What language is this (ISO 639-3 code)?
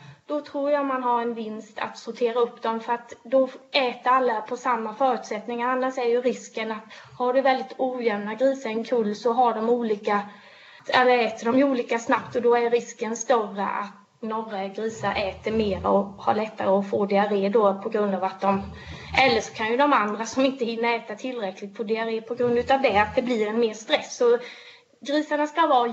swe